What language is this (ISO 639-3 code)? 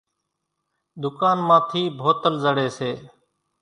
gjk